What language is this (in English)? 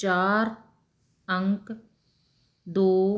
Punjabi